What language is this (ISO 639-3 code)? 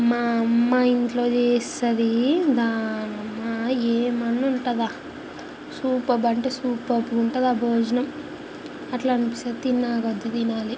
tel